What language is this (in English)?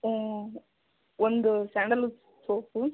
Kannada